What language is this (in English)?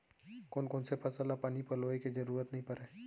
Chhattisgarhi